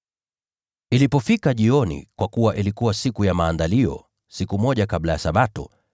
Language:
Swahili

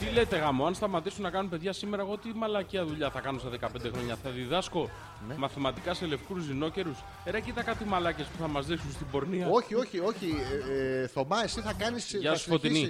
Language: Greek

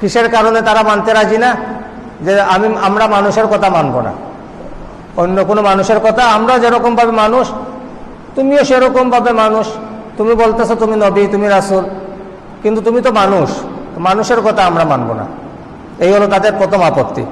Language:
Indonesian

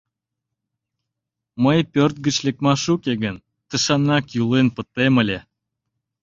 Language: Mari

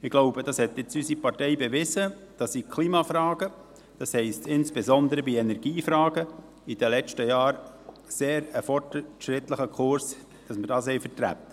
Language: Swiss German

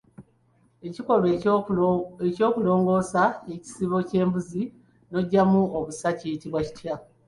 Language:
Ganda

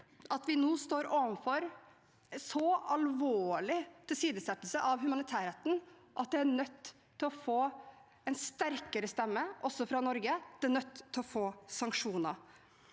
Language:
Norwegian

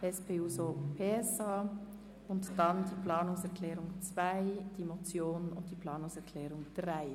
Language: Swiss German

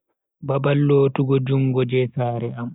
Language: Bagirmi Fulfulde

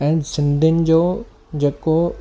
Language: Sindhi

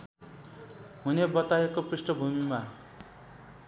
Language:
Nepali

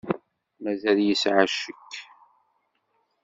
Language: Kabyle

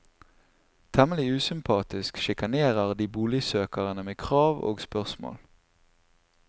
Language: Norwegian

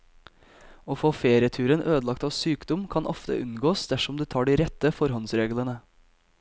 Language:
Norwegian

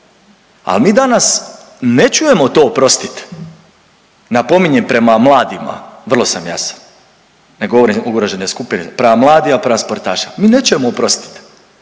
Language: Croatian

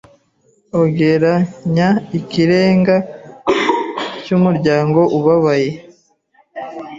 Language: Kinyarwanda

